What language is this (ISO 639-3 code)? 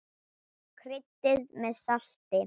isl